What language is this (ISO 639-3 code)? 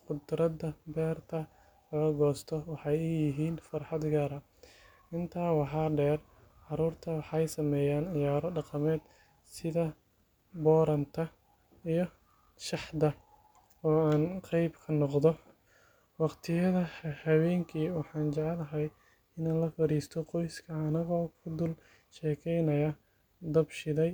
som